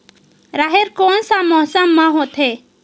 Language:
Chhattisgarhi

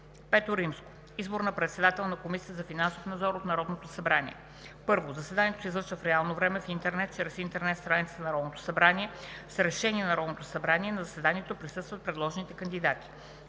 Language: Bulgarian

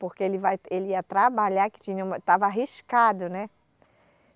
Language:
Portuguese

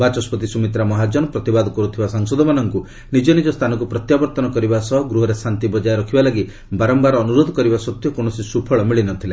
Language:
Odia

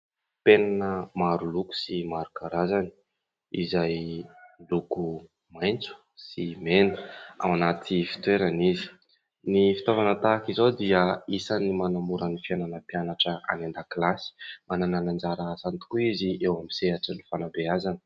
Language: Malagasy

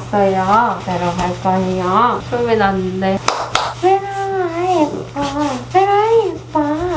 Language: Korean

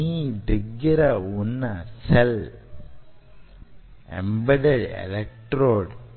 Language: Telugu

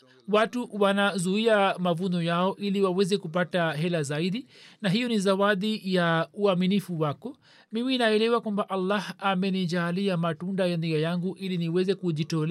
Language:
Swahili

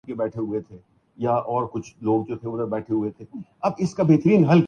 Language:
Urdu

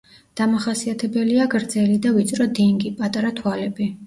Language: Georgian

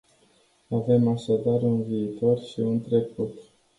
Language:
Romanian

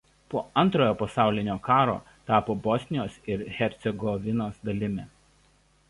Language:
Lithuanian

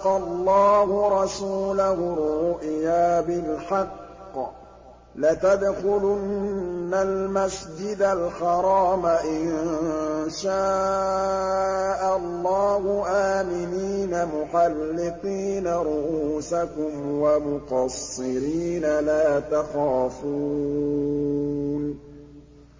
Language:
Arabic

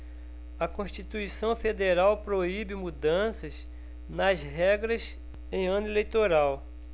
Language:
Portuguese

